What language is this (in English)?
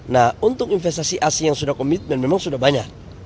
Indonesian